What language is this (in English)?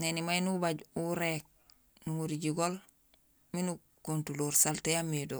Gusilay